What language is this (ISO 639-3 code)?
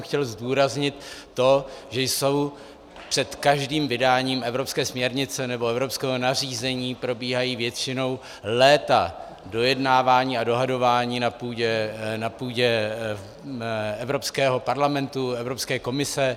ces